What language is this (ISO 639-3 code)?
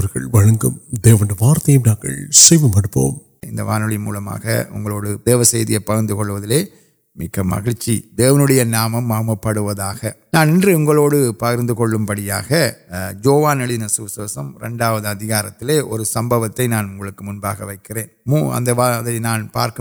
urd